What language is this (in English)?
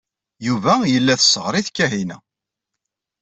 Kabyle